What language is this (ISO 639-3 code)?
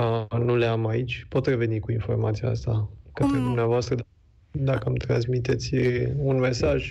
ron